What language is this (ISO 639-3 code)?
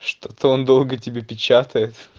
rus